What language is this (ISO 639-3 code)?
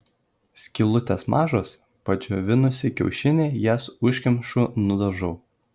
lit